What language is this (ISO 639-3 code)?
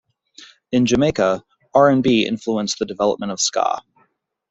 eng